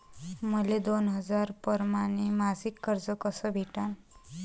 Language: Marathi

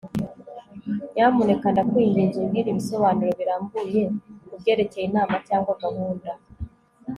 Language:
Kinyarwanda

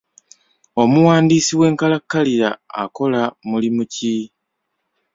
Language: Ganda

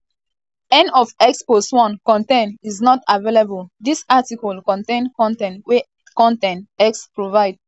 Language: Nigerian Pidgin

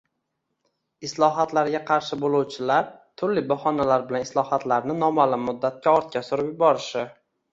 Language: Uzbek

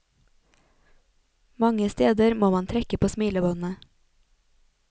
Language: Norwegian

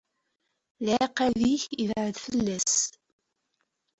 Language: Kabyle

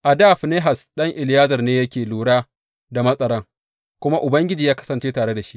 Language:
Hausa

